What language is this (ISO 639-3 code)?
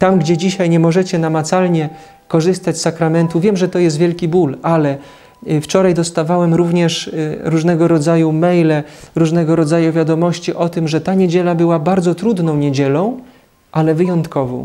pol